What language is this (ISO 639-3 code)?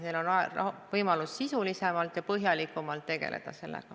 est